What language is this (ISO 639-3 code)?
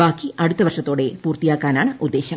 mal